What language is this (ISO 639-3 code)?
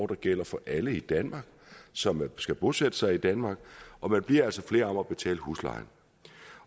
dan